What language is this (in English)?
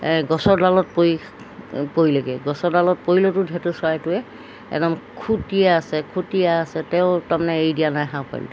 Assamese